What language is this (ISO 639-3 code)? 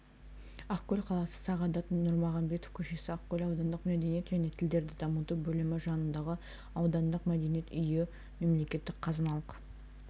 kaz